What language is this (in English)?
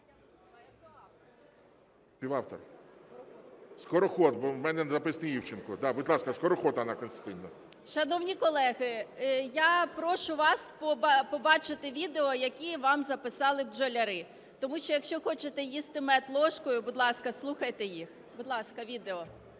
Ukrainian